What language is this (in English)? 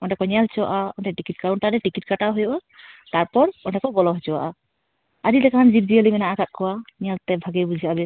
Santali